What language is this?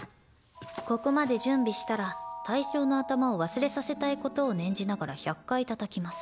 Japanese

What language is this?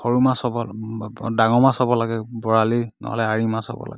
Assamese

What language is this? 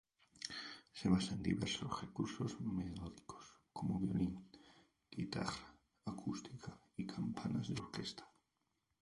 Spanish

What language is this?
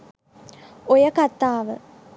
Sinhala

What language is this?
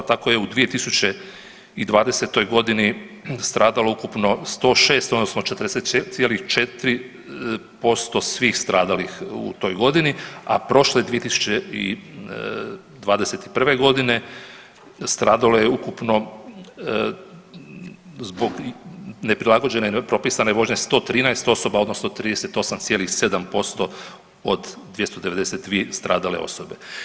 Croatian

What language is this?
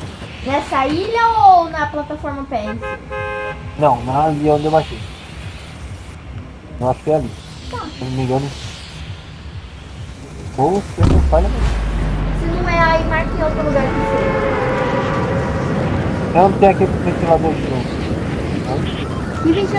Portuguese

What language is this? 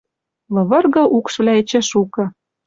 Western Mari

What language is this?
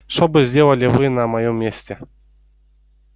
Russian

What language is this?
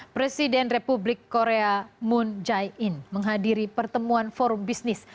Indonesian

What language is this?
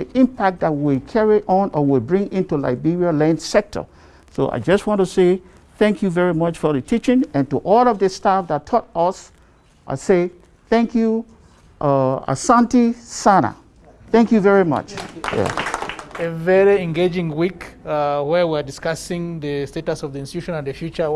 English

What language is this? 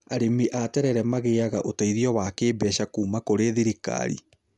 Kikuyu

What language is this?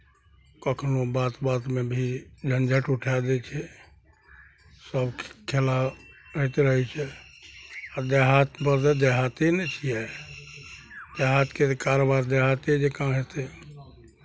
Maithili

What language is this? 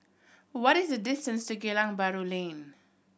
English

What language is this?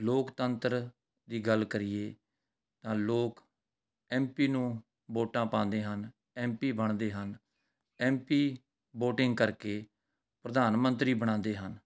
Punjabi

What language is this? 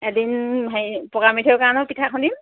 Assamese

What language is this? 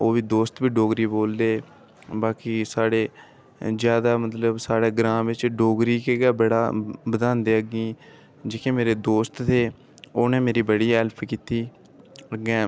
Dogri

